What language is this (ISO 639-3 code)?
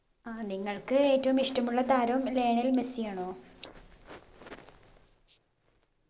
mal